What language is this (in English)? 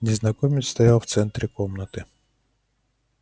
Russian